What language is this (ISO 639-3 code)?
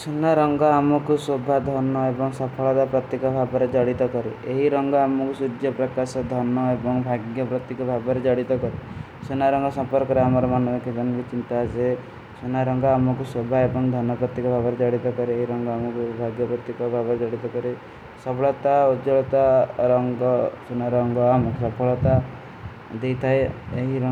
uki